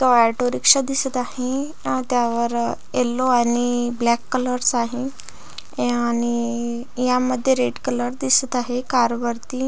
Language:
Marathi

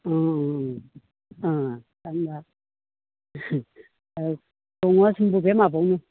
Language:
Bodo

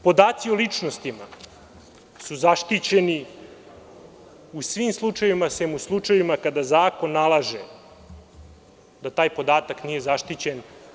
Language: Serbian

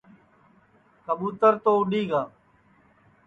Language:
Sansi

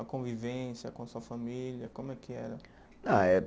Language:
Portuguese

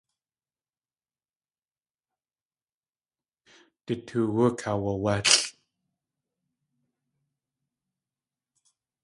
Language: Tlingit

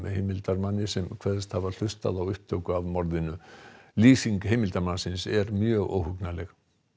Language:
Icelandic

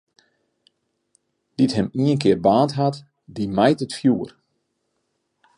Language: Western Frisian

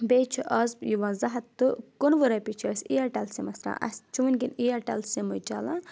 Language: Kashmiri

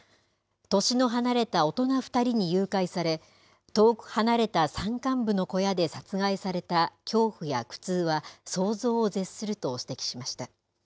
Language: Japanese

